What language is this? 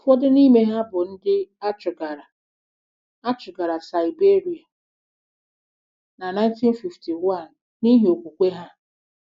Igbo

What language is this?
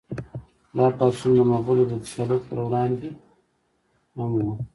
Pashto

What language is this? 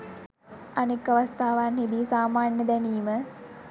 Sinhala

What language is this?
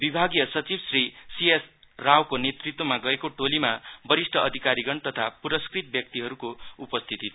Nepali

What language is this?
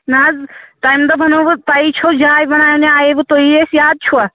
Kashmiri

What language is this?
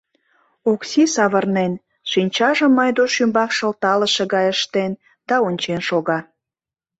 Mari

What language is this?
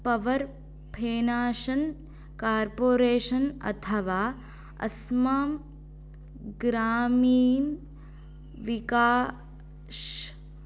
Sanskrit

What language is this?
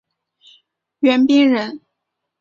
Chinese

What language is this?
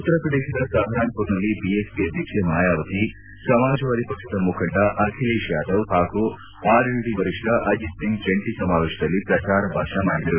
Kannada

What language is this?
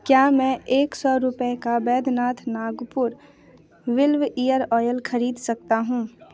Hindi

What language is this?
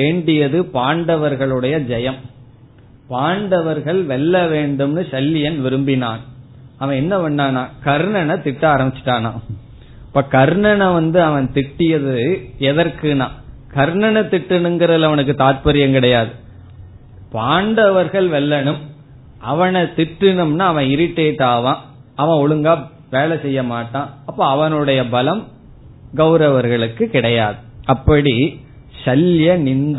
Tamil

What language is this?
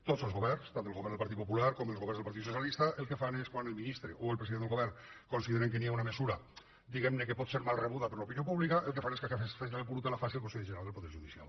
Catalan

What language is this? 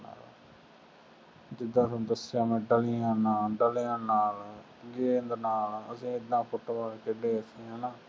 Punjabi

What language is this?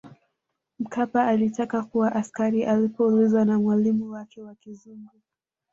Swahili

